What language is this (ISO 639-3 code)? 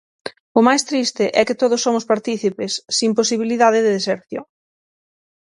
glg